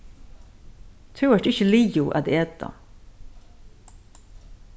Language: Faroese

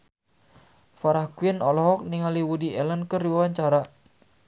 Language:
Sundanese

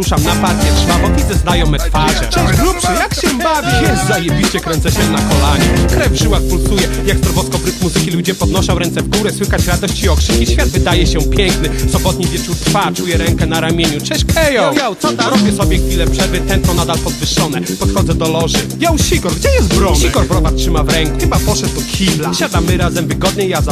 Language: Polish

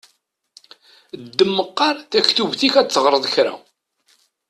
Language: Kabyle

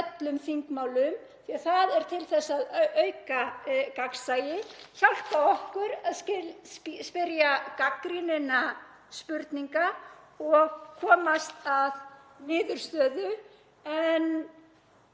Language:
Icelandic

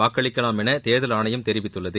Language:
Tamil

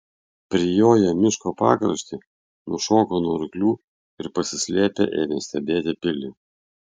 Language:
Lithuanian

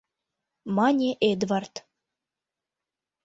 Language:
Mari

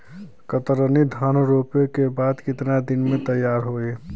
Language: Bhojpuri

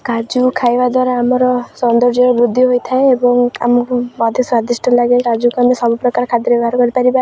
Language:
Odia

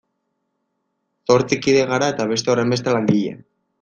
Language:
Basque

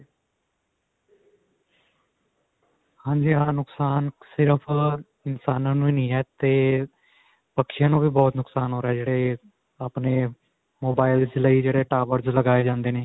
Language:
Punjabi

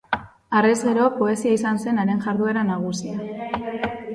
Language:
Basque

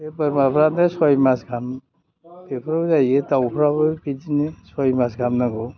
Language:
Bodo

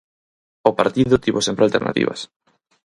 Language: Galician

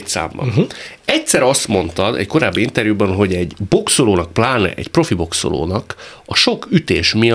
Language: Hungarian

